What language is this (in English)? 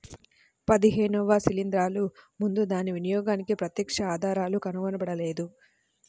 Telugu